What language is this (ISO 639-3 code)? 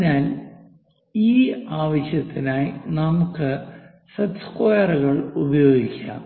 mal